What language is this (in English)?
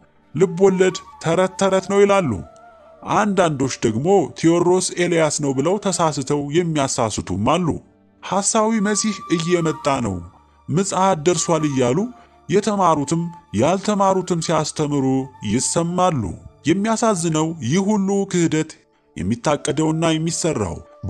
Arabic